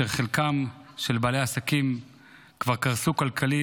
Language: Hebrew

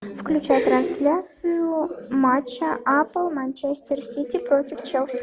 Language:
Russian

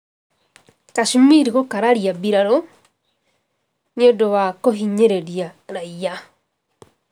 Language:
Kikuyu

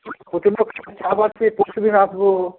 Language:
Bangla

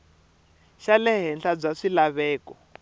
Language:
Tsonga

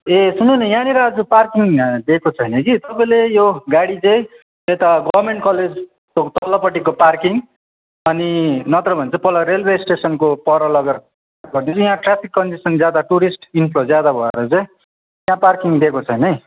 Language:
Nepali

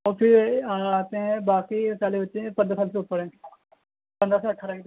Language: Urdu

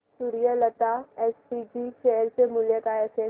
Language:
Marathi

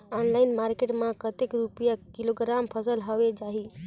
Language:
Chhattisgarhi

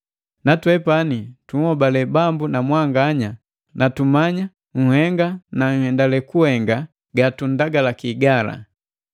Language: Matengo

